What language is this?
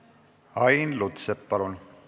Estonian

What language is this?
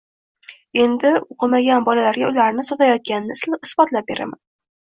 Uzbek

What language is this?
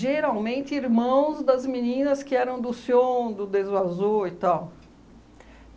Portuguese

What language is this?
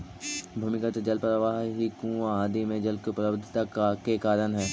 Magahi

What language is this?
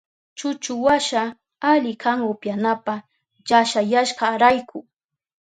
Southern Pastaza Quechua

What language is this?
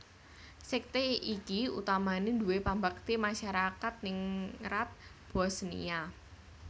Javanese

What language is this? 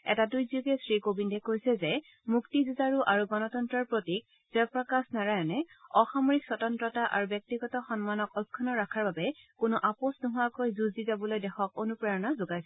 Assamese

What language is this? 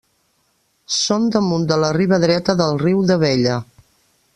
Catalan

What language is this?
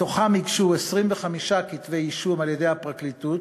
Hebrew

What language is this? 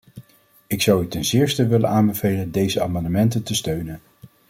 Dutch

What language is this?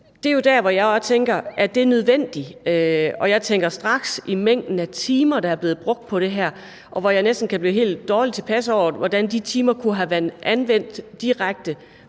Danish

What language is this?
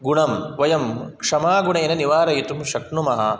Sanskrit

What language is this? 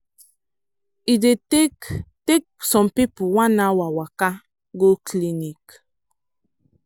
Nigerian Pidgin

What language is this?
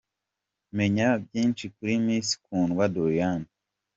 Kinyarwanda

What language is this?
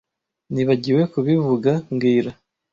Kinyarwanda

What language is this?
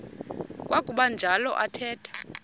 Xhosa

